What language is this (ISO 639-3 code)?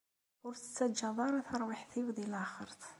kab